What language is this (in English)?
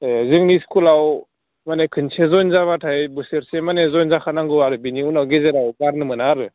Bodo